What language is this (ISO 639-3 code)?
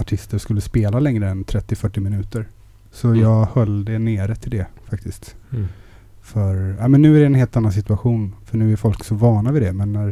swe